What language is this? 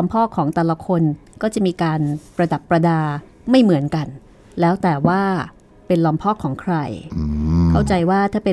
Thai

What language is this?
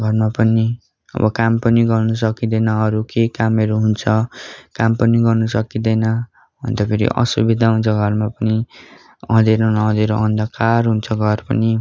Nepali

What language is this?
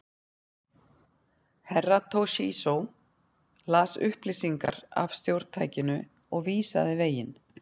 Icelandic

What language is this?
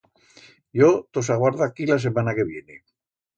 Aragonese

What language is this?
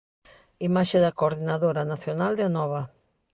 Galician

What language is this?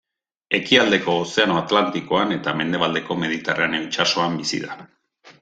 Basque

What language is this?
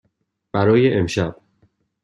Persian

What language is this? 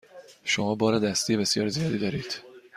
Persian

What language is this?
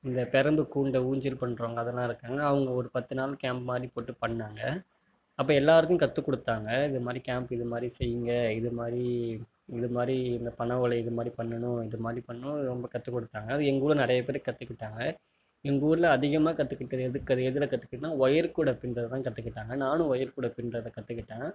Tamil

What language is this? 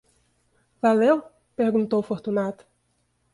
Portuguese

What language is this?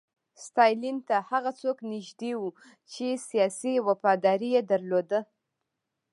Pashto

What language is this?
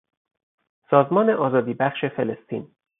Persian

